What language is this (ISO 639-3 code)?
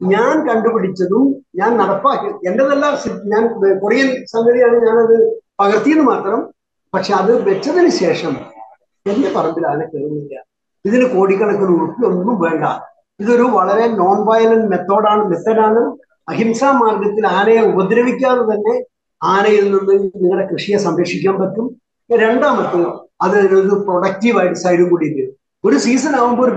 mal